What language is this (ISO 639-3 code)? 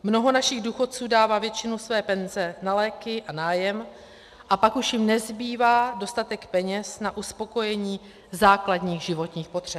ces